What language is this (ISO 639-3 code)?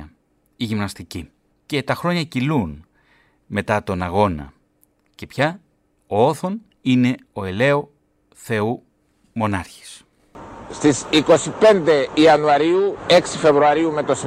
ell